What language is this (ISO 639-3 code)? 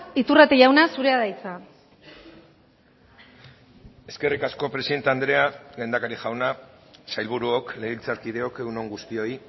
eus